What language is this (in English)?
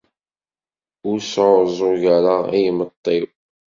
Kabyle